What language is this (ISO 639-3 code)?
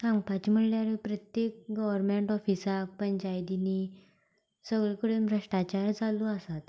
kok